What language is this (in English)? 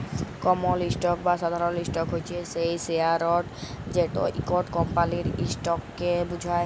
Bangla